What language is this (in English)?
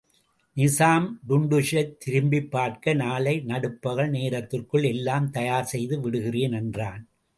Tamil